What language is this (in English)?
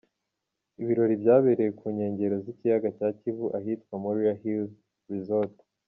Kinyarwanda